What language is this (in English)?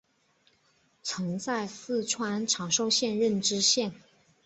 Chinese